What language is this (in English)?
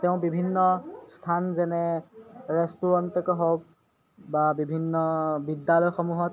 Assamese